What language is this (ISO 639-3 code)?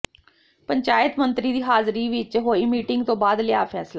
pan